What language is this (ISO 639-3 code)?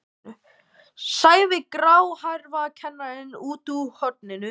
isl